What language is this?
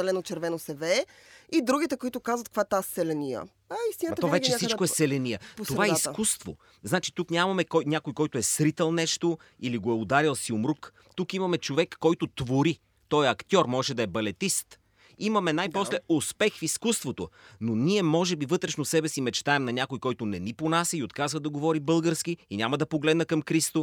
Bulgarian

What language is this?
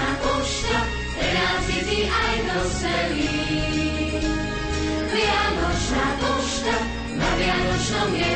Slovak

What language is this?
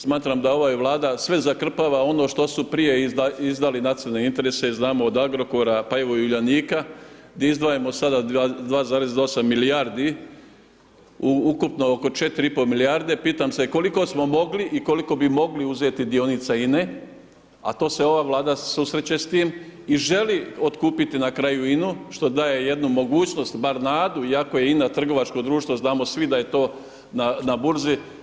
Croatian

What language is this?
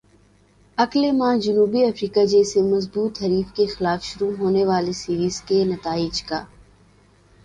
Urdu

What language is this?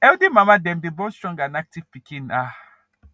Nigerian Pidgin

